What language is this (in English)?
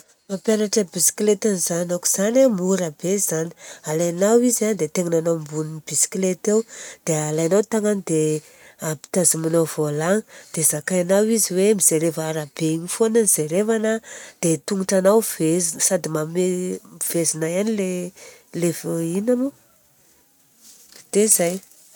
Southern Betsimisaraka Malagasy